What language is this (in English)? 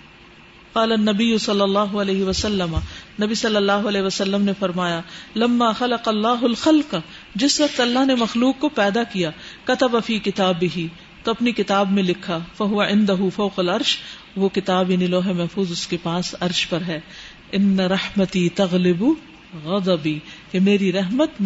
Urdu